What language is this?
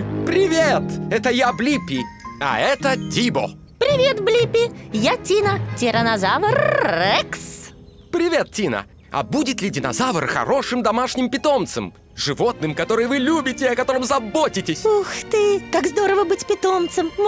Russian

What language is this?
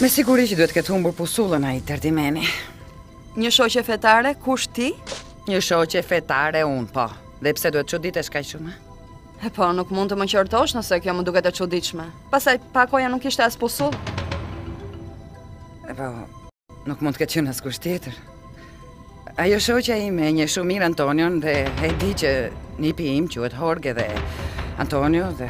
Dutch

